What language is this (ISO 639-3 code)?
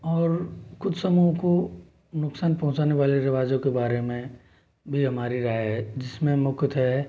hin